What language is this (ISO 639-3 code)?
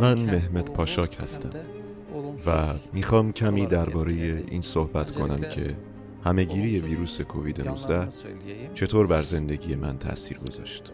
fas